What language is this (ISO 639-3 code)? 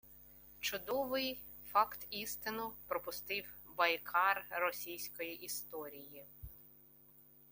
ukr